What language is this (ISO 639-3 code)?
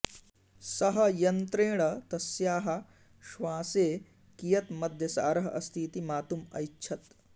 san